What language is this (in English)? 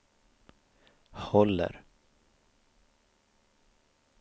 Swedish